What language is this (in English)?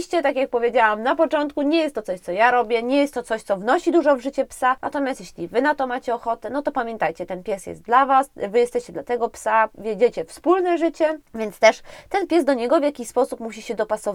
Polish